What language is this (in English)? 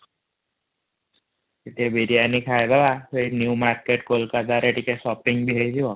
Odia